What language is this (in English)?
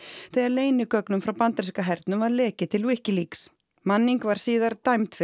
Icelandic